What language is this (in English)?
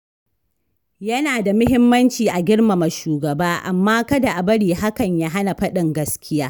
Hausa